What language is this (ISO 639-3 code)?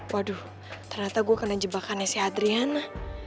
ind